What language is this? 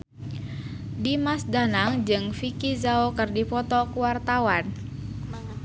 Sundanese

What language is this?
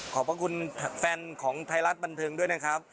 Thai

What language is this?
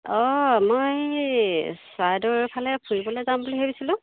Assamese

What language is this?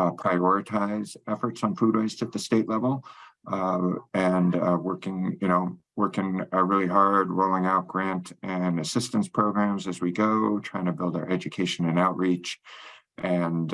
English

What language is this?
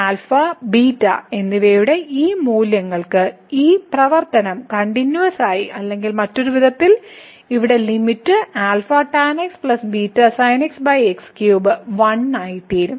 Malayalam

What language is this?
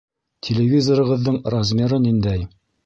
Bashkir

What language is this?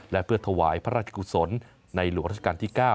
Thai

